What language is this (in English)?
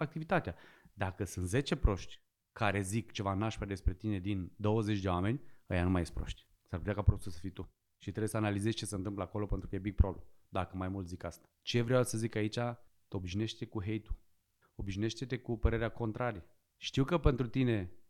Romanian